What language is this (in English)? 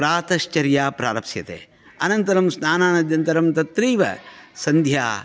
Sanskrit